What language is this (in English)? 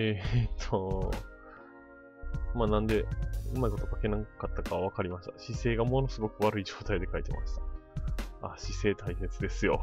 Japanese